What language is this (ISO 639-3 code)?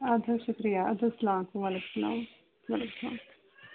kas